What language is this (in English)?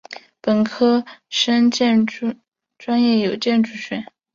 Chinese